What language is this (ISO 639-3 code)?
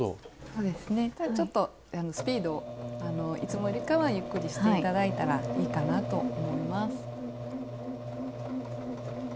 jpn